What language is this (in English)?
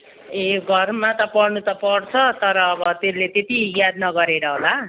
Nepali